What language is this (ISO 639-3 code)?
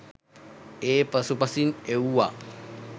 sin